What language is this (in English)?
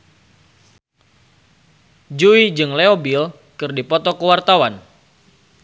Sundanese